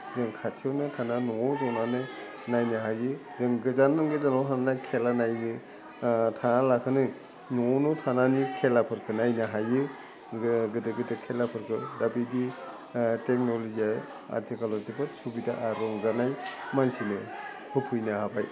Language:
Bodo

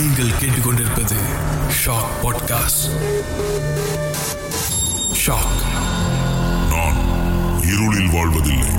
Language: Tamil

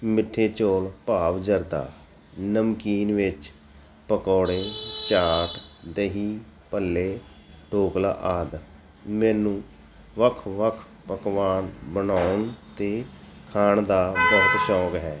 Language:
Punjabi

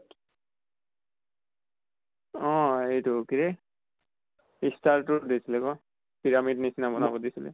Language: Assamese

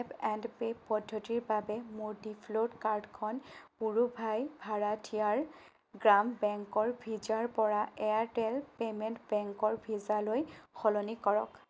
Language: Assamese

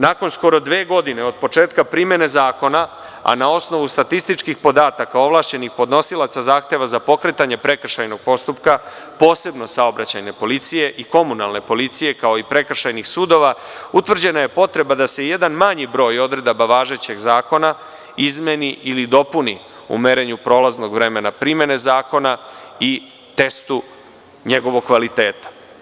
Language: Serbian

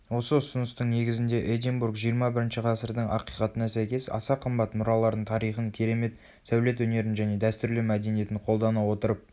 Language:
Kazakh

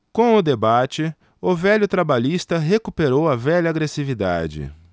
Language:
Portuguese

